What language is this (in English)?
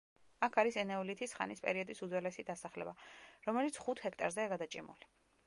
Georgian